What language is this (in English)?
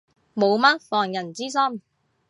Cantonese